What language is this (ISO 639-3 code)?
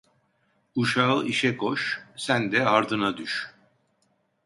tur